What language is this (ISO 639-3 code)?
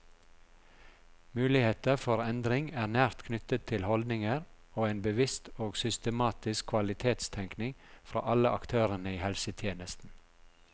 nor